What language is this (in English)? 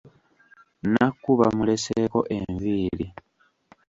Ganda